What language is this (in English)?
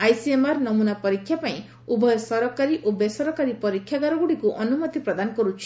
Odia